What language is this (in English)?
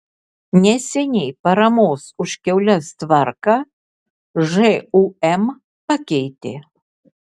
Lithuanian